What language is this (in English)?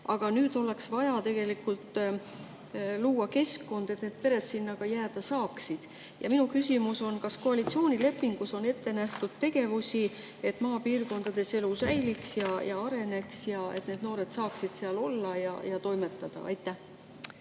Estonian